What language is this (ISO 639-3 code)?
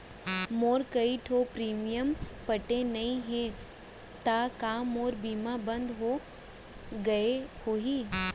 hne